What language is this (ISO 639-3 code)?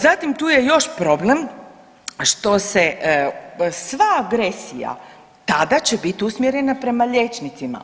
hrv